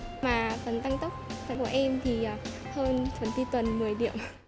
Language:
Vietnamese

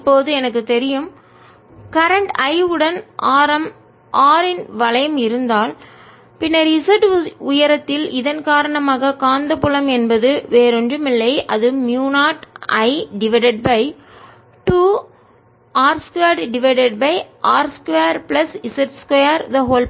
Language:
Tamil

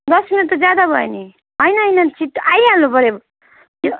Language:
Nepali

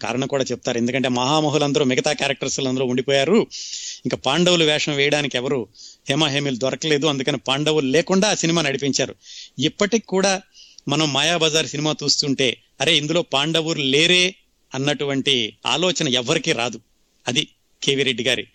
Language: Telugu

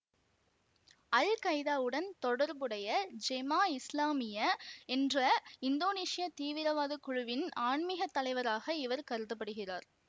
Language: Tamil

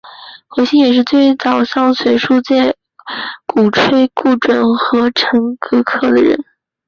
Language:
Chinese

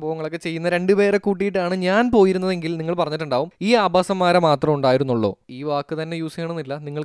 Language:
Malayalam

